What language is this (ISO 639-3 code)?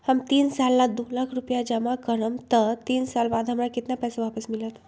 mag